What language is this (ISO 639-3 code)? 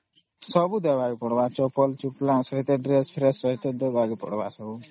ori